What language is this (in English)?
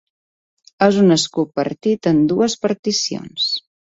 Catalan